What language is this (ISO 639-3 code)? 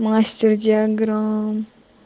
rus